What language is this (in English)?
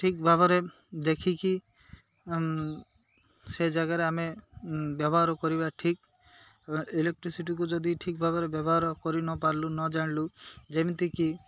Odia